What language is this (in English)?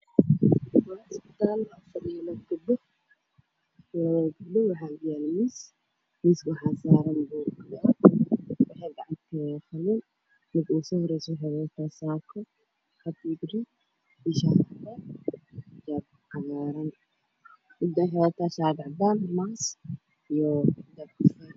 Somali